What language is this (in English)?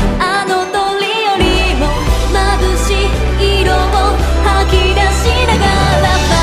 Japanese